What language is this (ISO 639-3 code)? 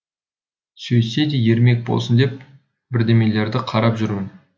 kaz